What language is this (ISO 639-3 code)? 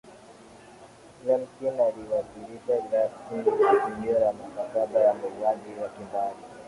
swa